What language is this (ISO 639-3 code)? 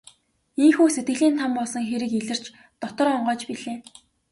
mon